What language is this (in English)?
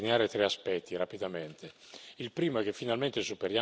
Italian